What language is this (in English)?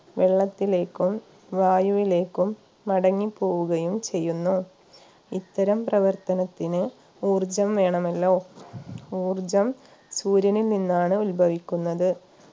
Malayalam